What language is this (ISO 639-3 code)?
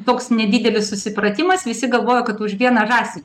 lit